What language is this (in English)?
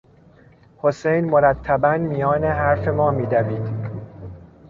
Persian